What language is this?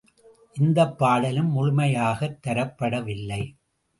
Tamil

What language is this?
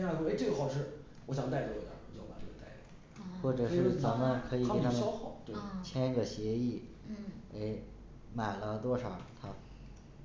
Chinese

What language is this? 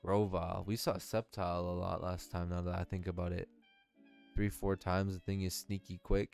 English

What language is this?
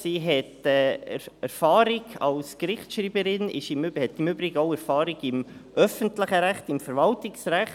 Swiss German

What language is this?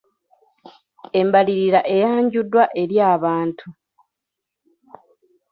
Ganda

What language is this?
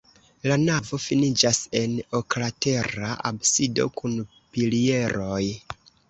Esperanto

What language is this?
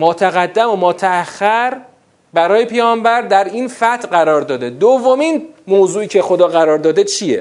Persian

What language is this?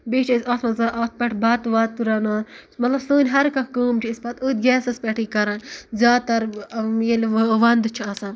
Kashmiri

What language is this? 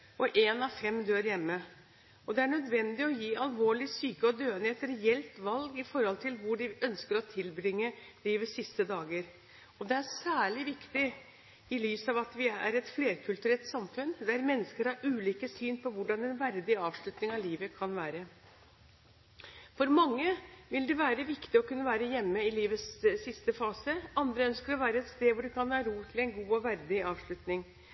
Norwegian Bokmål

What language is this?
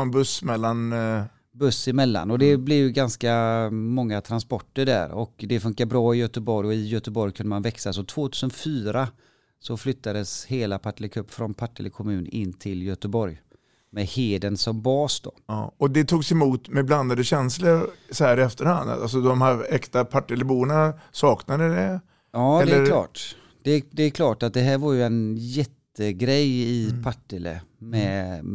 Swedish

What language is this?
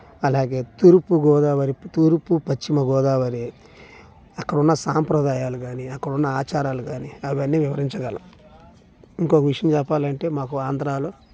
Telugu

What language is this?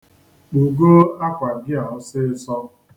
Igbo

